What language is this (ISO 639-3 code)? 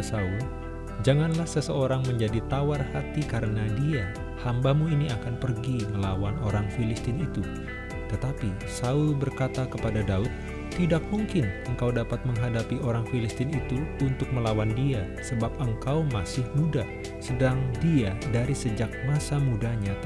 ind